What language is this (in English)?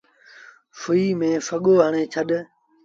Sindhi Bhil